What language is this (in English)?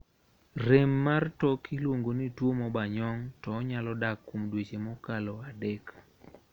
Luo (Kenya and Tanzania)